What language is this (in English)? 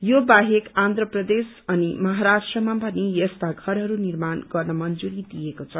Nepali